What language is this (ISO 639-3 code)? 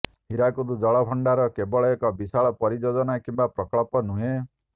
ori